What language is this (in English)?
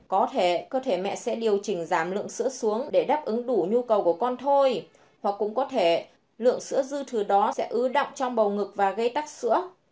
Vietnamese